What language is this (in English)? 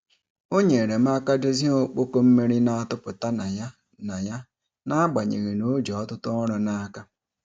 Igbo